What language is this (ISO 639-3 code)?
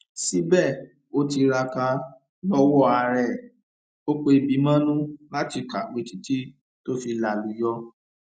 yor